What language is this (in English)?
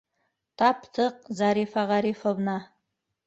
Bashkir